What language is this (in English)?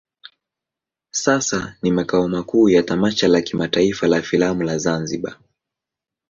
Swahili